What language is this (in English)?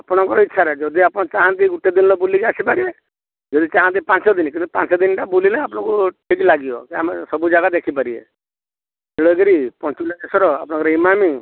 Odia